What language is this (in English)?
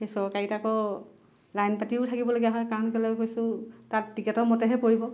Assamese